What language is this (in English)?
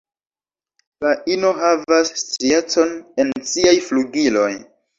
Esperanto